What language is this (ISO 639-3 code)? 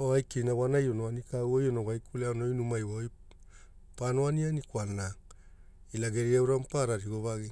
hul